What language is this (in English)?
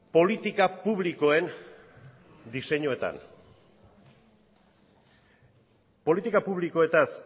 Basque